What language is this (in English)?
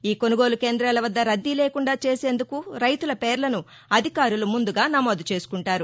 Telugu